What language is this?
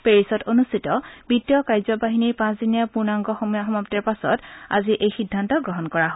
Assamese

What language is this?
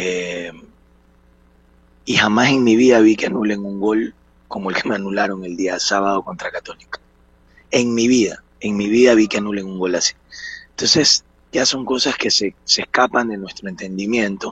Spanish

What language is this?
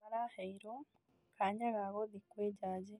Kikuyu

